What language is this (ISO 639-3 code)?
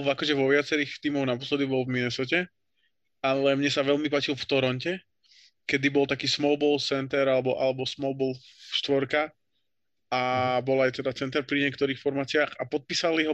slk